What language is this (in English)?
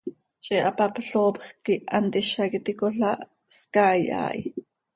Seri